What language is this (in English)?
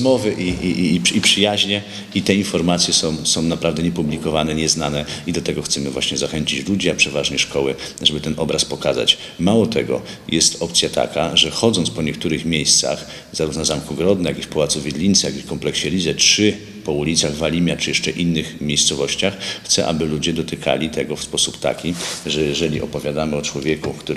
Polish